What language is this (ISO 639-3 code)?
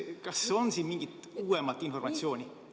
est